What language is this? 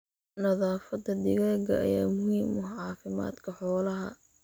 Somali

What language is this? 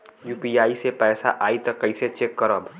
Bhojpuri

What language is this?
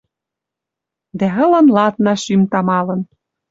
Western Mari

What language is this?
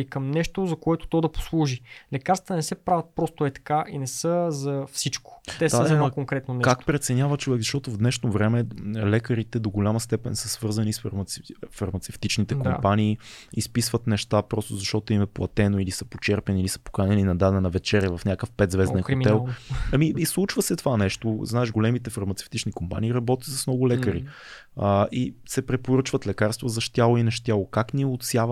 Bulgarian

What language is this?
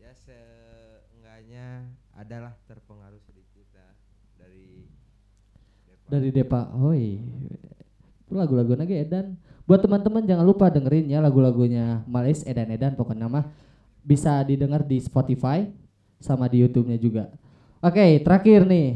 Indonesian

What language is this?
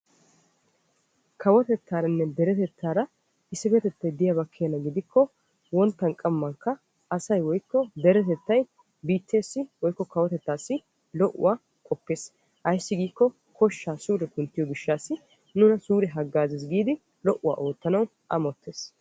Wolaytta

